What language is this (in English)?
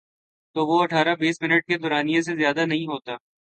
Urdu